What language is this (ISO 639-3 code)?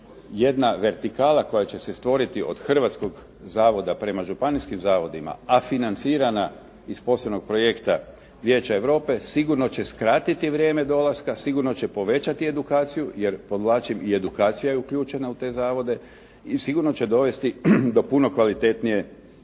hrv